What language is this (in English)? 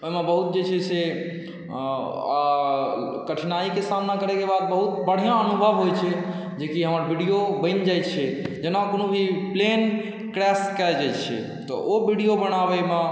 Maithili